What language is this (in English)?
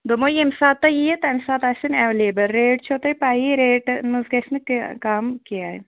Kashmiri